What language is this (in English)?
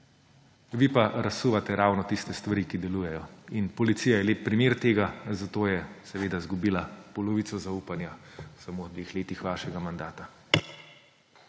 Slovenian